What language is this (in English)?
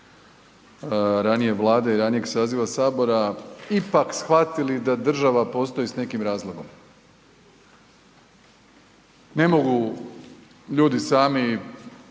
Croatian